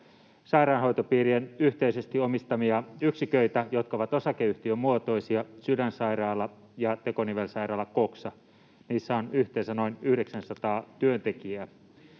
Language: Finnish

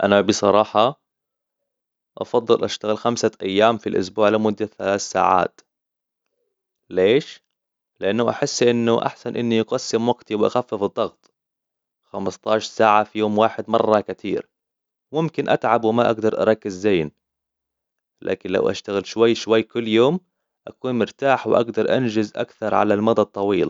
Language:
Hijazi Arabic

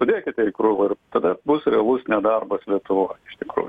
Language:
Lithuanian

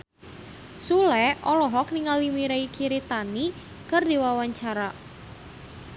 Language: Sundanese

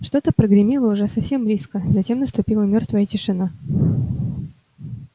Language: Russian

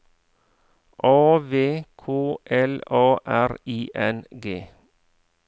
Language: Norwegian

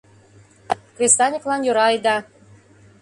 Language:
Mari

